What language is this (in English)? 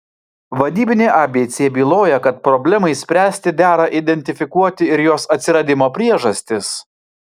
Lithuanian